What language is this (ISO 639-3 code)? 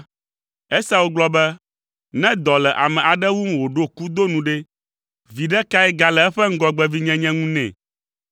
ewe